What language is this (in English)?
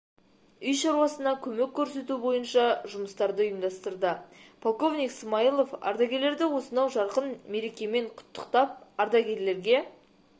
Kazakh